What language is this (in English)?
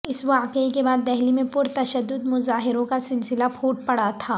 Urdu